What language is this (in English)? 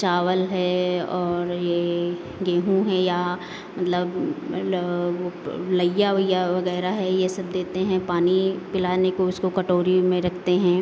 Hindi